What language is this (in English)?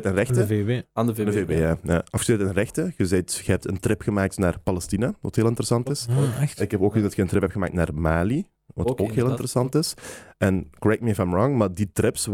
Dutch